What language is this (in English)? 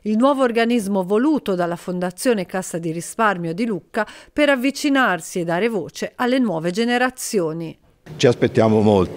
Italian